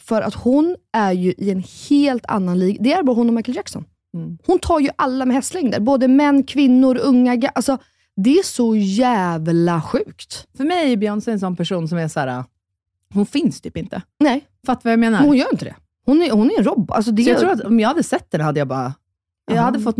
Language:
Swedish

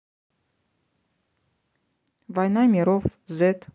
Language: Russian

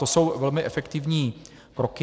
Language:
Czech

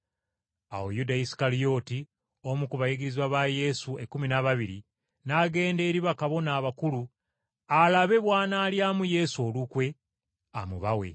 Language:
Ganda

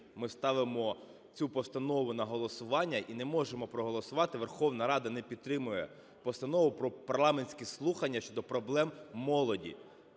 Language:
Ukrainian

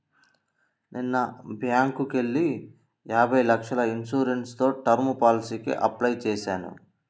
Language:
Telugu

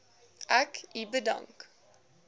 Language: Afrikaans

